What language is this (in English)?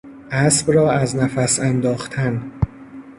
Persian